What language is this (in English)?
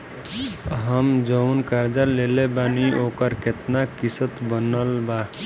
Bhojpuri